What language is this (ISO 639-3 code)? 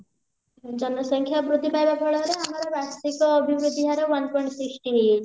ori